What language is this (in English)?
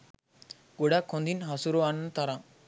Sinhala